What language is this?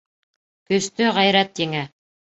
Bashkir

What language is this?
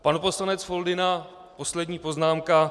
Czech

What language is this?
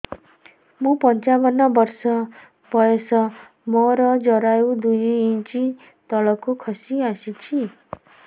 Odia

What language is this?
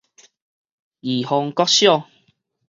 Min Nan Chinese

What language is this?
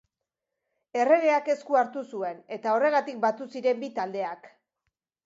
Basque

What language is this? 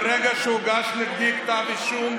Hebrew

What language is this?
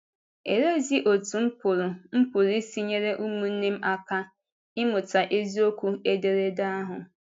Igbo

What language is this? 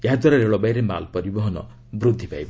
Odia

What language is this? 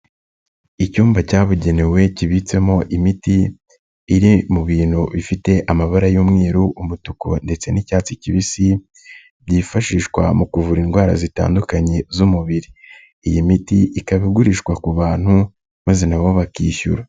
Kinyarwanda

